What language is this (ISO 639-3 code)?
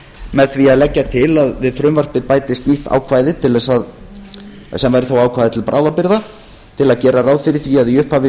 isl